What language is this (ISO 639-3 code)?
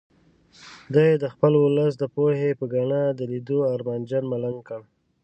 pus